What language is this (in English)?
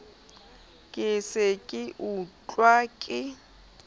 Southern Sotho